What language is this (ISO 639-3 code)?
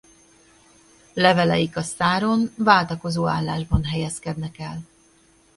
hun